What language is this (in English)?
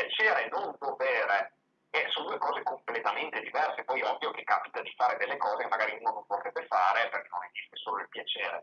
Italian